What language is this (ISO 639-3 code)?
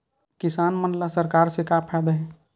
hne